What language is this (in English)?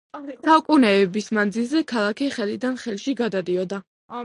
Georgian